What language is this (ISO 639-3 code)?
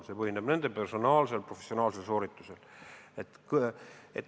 est